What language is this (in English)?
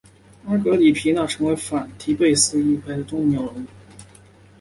Chinese